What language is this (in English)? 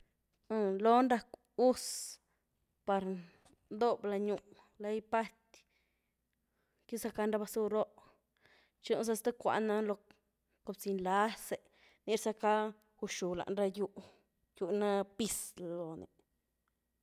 Güilá Zapotec